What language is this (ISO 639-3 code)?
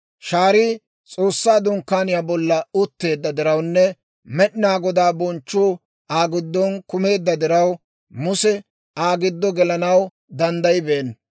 dwr